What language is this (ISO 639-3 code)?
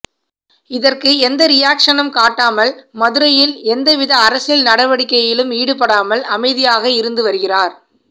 tam